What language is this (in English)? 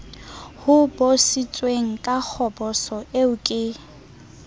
Southern Sotho